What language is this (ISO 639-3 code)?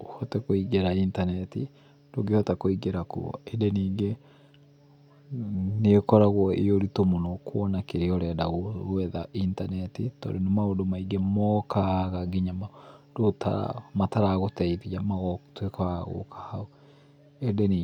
kik